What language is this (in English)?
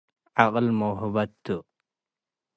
Tigre